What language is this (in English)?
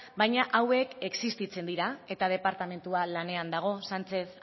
Basque